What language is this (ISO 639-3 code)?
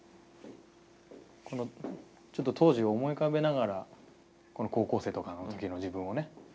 jpn